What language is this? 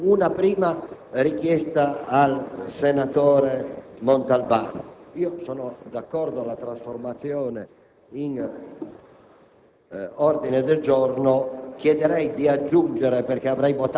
Italian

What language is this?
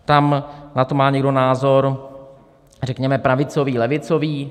Czech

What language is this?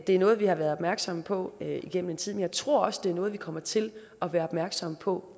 Danish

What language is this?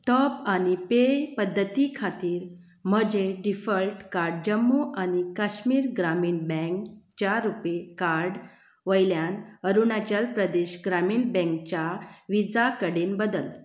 Konkani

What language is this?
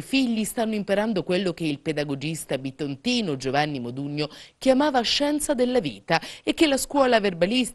Italian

